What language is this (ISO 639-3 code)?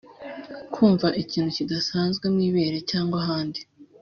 kin